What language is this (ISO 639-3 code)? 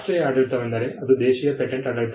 kan